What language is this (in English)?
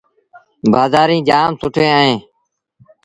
Sindhi Bhil